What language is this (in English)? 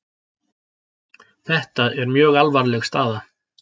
Icelandic